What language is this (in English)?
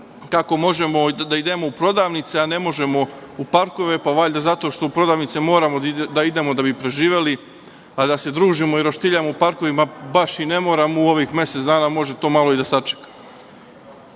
Serbian